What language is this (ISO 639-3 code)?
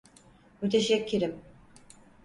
tur